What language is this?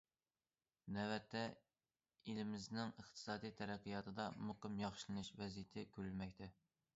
Uyghur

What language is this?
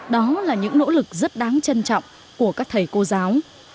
Vietnamese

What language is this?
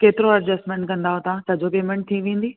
Sindhi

